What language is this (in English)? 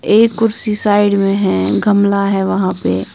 Hindi